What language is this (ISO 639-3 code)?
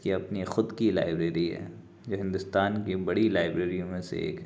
urd